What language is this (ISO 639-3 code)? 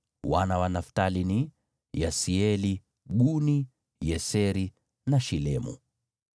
swa